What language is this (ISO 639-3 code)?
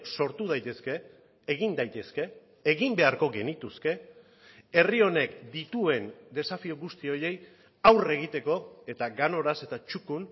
eus